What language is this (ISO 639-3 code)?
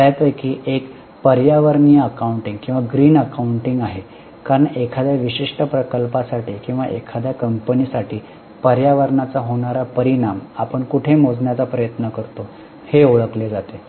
mar